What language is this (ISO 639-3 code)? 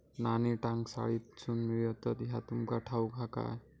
mar